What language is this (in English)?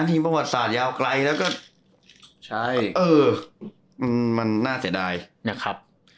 Thai